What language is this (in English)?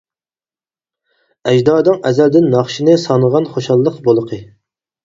Uyghur